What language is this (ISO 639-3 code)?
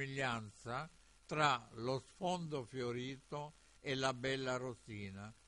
ita